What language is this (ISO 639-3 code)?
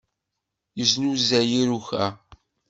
kab